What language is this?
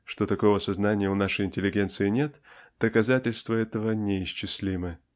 Russian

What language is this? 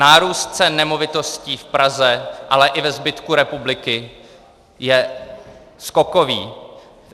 Czech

